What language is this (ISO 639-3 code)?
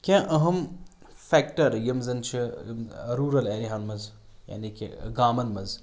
kas